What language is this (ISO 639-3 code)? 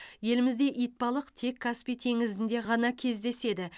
kaz